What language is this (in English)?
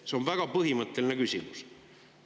Estonian